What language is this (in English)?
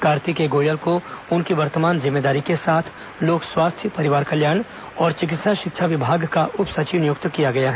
Hindi